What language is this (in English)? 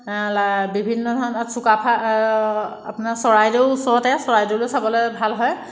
Assamese